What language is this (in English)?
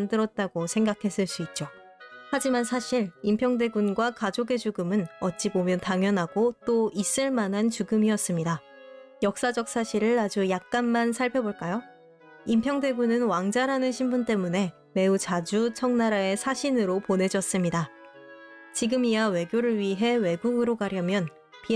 Korean